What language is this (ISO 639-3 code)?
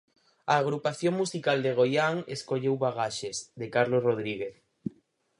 glg